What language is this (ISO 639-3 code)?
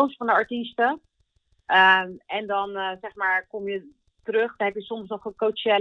nld